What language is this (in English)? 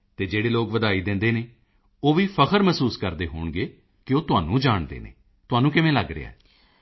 Punjabi